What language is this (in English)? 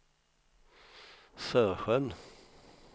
Swedish